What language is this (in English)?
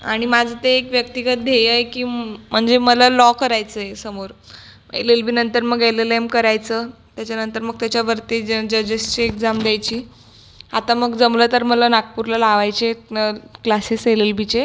Marathi